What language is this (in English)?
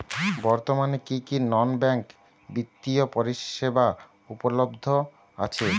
Bangla